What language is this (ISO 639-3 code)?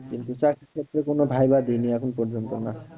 ben